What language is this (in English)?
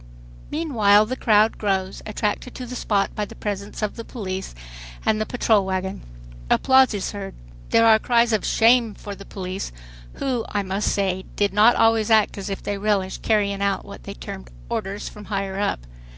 English